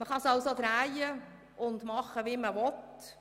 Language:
Swiss German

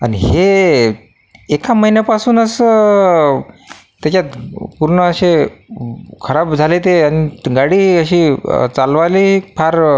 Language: Marathi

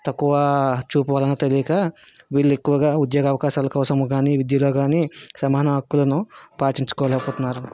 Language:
Telugu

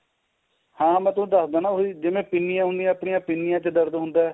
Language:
Punjabi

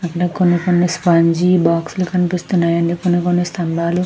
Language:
Telugu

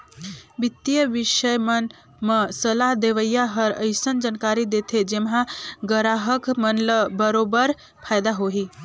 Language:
Chhattisgarhi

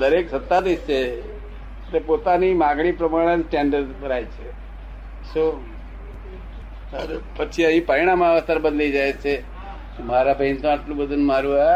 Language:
Gujarati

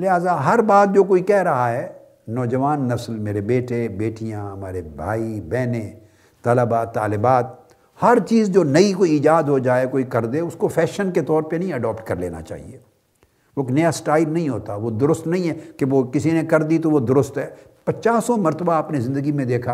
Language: Urdu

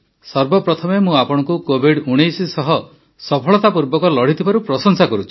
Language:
Odia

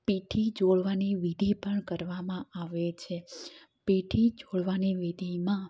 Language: Gujarati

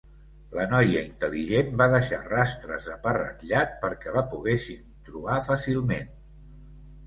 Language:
Catalan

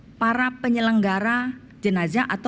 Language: Indonesian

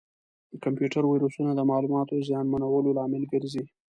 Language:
Pashto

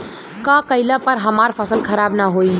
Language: Bhojpuri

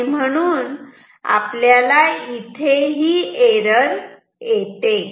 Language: Marathi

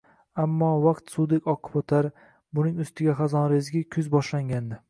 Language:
Uzbek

